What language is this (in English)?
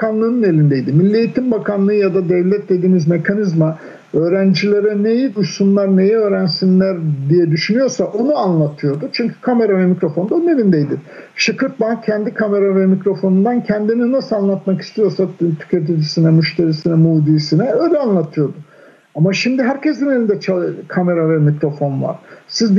Turkish